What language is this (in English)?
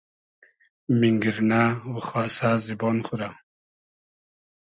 Hazaragi